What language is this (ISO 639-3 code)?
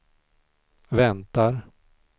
swe